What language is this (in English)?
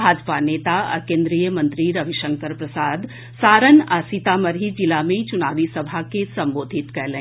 Maithili